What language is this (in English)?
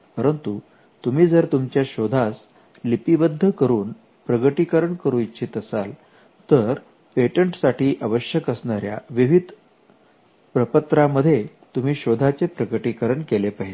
Marathi